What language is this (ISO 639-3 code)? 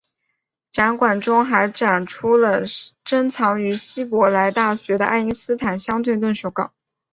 zho